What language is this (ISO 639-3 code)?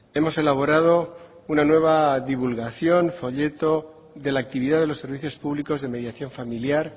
spa